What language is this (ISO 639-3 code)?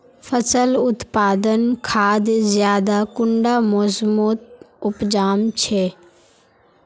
mag